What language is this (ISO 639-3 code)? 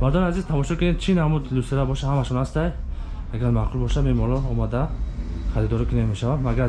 tur